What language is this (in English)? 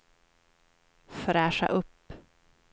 Swedish